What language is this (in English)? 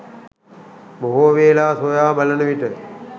Sinhala